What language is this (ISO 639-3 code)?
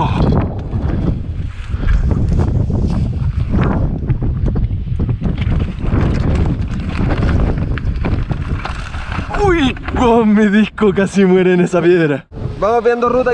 spa